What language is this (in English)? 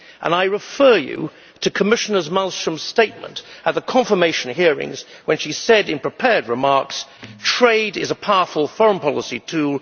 English